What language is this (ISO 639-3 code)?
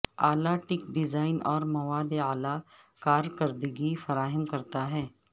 urd